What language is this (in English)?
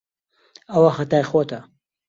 Central Kurdish